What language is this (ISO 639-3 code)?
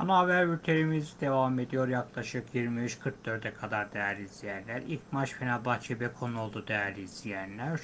tur